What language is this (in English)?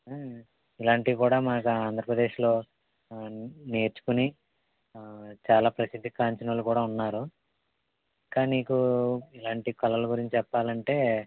Telugu